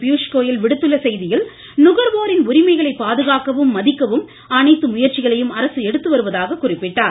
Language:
Tamil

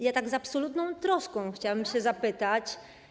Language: Polish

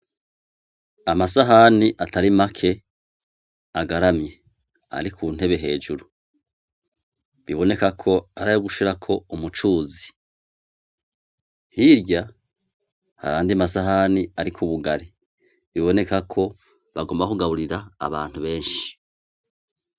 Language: Rundi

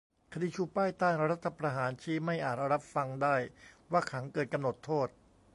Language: Thai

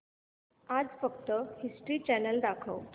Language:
Marathi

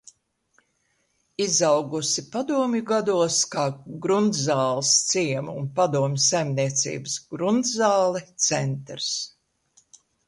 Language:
Latvian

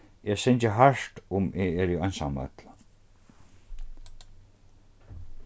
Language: Faroese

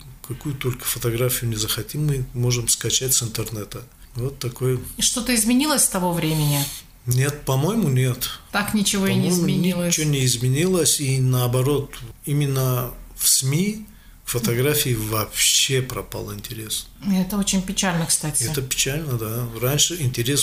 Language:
Russian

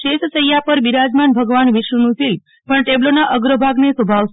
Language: Gujarati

